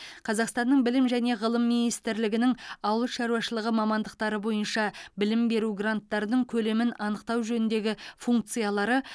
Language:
Kazakh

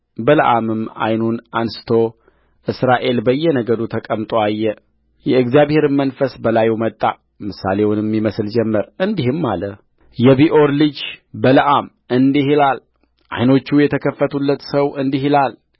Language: Amharic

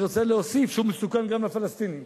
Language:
Hebrew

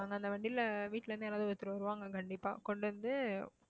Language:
Tamil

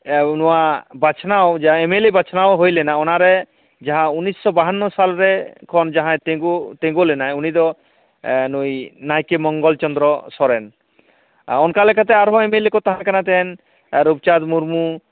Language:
Santali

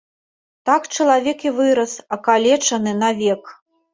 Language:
Belarusian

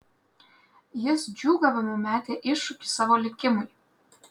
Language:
Lithuanian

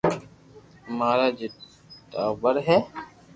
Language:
Loarki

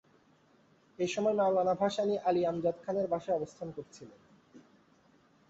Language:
Bangla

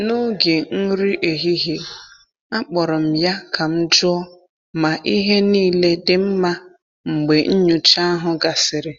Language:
Igbo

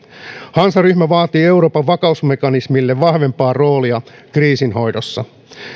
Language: Finnish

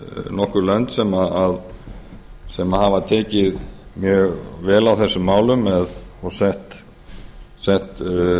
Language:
Icelandic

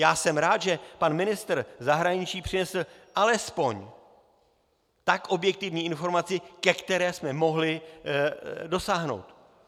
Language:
Czech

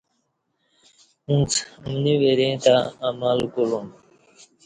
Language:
Kati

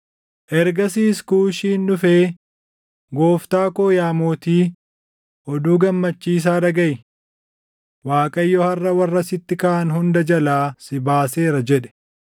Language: Oromo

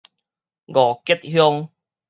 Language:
Min Nan Chinese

